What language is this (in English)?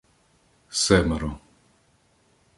Ukrainian